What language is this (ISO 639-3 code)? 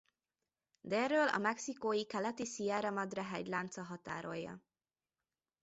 hun